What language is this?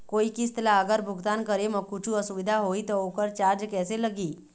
Chhattisgarhi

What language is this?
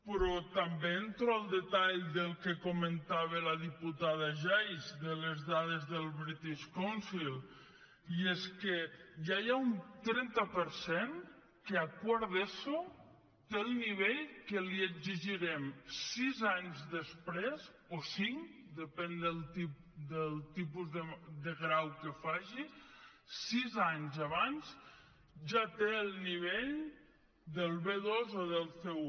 Catalan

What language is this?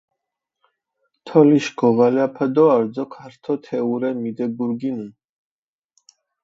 Mingrelian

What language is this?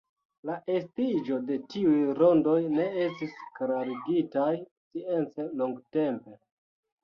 Esperanto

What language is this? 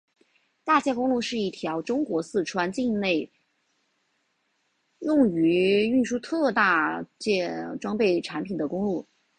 Chinese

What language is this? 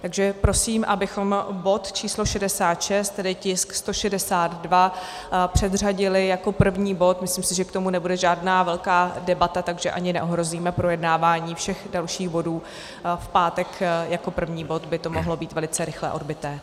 Czech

